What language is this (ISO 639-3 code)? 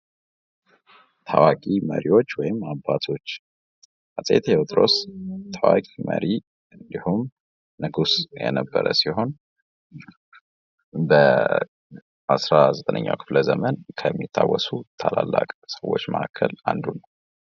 amh